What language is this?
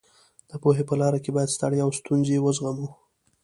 Pashto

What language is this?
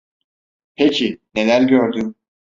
Turkish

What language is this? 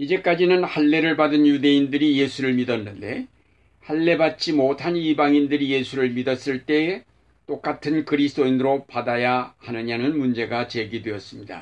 Korean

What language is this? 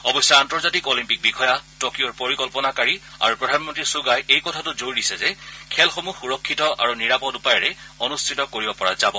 Assamese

